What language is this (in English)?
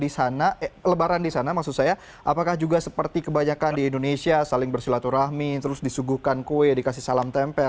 Indonesian